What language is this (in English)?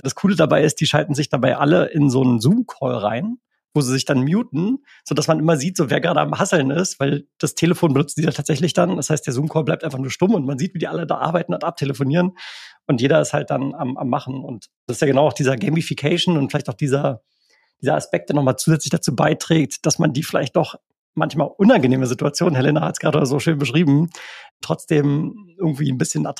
German